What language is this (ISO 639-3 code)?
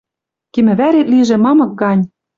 mrj